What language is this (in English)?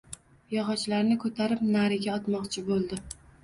Uzbek